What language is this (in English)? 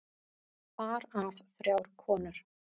Icelandic